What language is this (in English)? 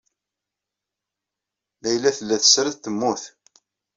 Kabyle